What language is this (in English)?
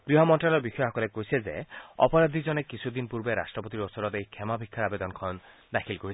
Assamese